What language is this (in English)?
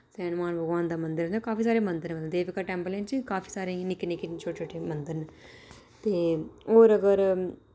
Dogri